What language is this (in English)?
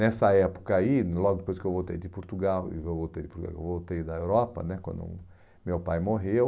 Portuguese